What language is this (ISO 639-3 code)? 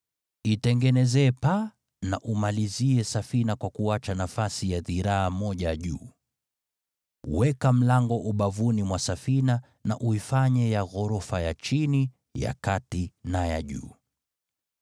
swa